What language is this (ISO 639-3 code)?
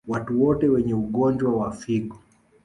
swa